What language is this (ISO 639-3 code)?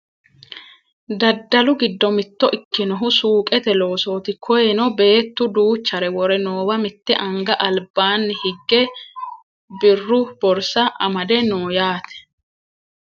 sid